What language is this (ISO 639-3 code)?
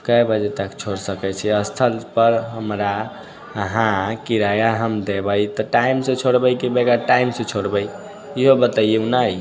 mai